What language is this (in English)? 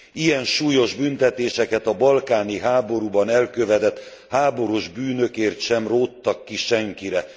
Hungarian